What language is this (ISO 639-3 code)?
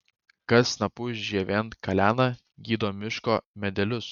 lit